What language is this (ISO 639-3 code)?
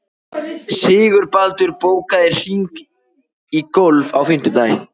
isl